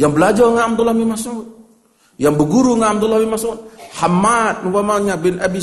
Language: Malay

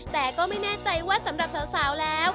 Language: Thai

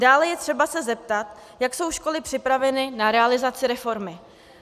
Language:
Czech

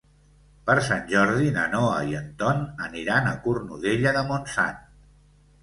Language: Catalan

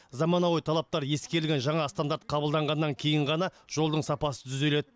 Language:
Kazakh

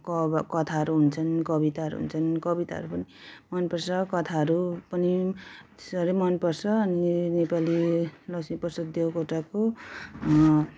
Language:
Nepali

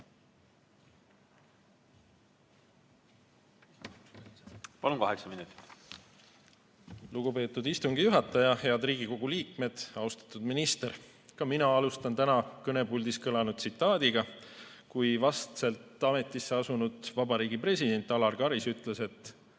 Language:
Estonian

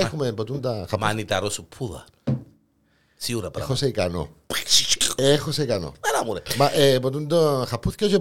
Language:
Greek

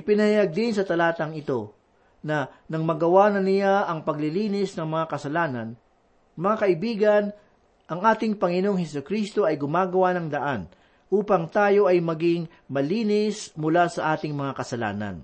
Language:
Filipino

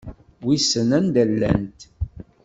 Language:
Kabyle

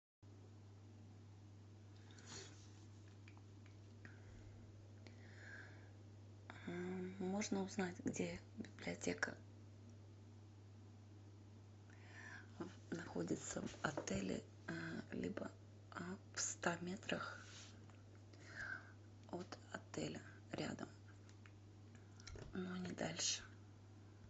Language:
Russian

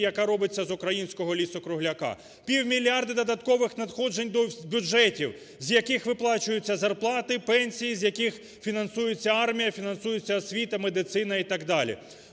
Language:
Ukrainian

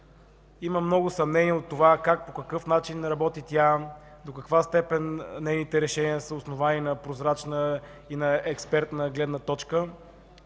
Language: Bulgarian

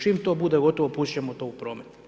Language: Croatian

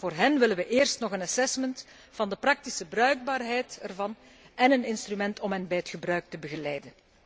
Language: Dutch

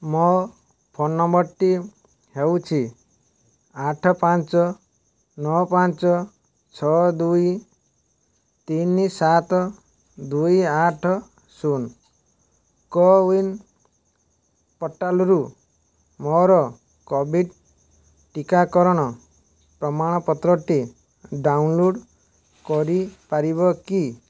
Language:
Odia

